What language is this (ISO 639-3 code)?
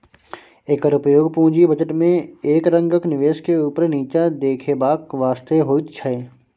mai